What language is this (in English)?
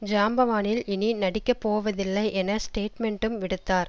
Tamil